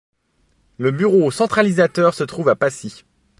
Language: French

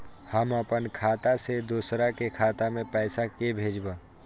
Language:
Maithili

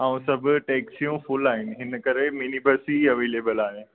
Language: Sindhi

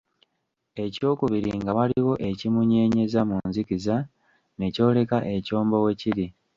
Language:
Ganda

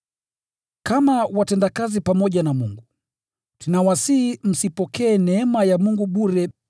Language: Swahili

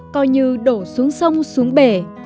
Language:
Vietnamese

